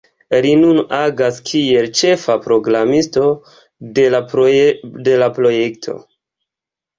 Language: Esperanto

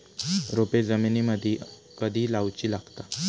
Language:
Marathi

